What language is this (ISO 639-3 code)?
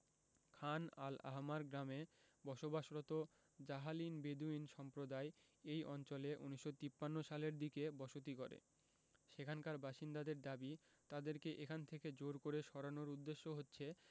ben